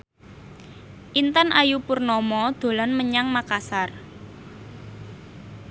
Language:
Javanese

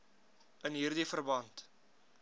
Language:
Afrikaans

